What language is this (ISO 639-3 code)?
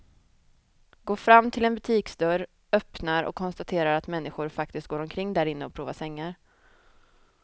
swe